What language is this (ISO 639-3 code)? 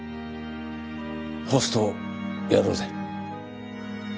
jpn